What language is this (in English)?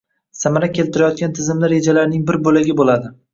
Uzbek